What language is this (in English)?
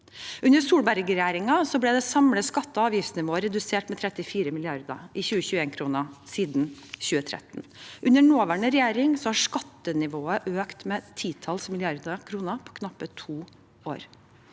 Norwegian